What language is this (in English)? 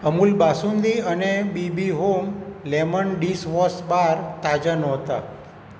Gujarati